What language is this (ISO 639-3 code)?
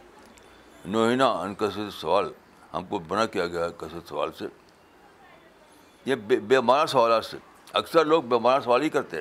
urd